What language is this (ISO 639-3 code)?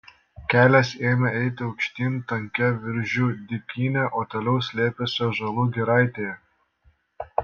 lit